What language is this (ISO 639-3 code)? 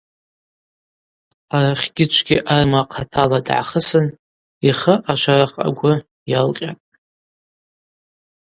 abq